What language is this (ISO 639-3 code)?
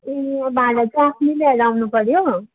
nep